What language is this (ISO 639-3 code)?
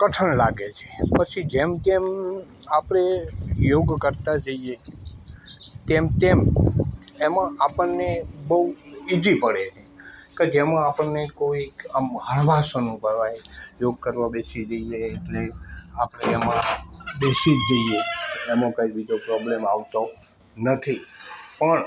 guj